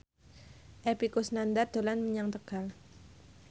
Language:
Javanese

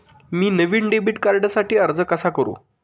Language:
Marathi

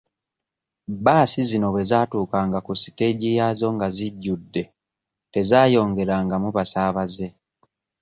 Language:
Ganda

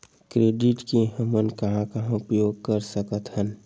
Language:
Chhattisgarhi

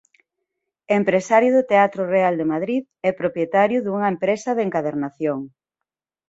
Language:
Galician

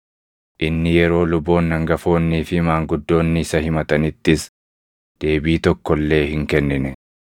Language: Oromo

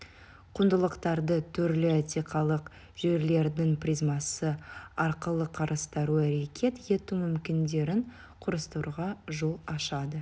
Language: Kazakh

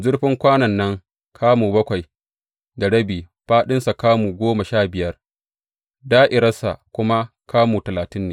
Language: Hausa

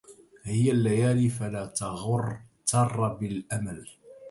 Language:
Arabic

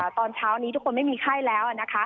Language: Thai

